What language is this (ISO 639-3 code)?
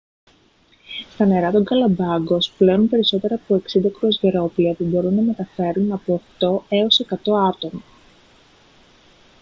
ell